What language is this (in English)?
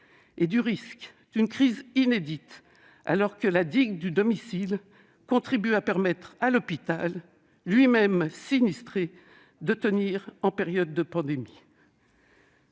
French